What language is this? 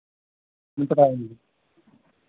Hindi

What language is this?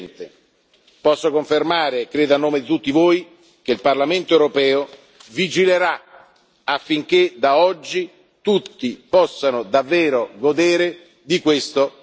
Italian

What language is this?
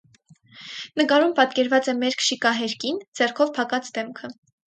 Armenian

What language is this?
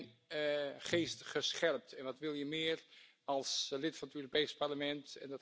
Dutch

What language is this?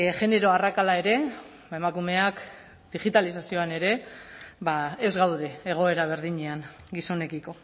Basque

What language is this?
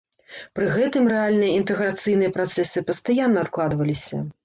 Belarusian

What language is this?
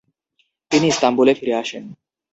Bangla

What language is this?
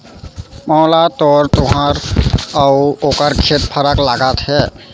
Chhattisgarhi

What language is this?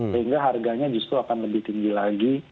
Indonesian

